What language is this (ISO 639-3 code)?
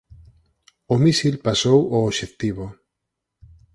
glg